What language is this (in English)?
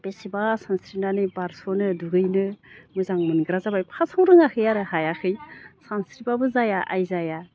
Bodo